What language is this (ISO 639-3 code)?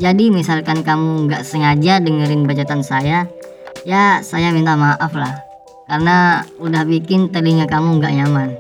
ind